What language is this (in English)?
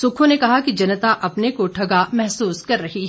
Hindi